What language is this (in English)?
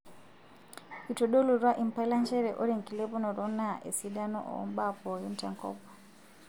Masai